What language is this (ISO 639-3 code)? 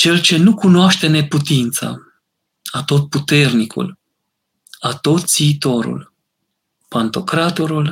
ron